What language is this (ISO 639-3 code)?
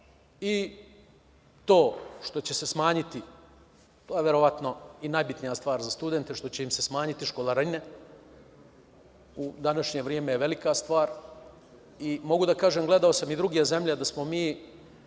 srp